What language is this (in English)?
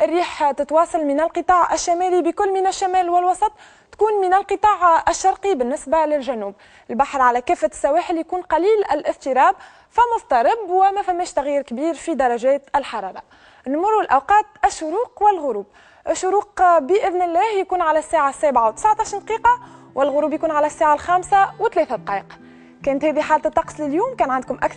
Arabic